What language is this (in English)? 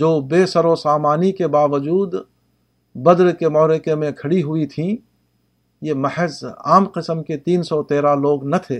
Urdu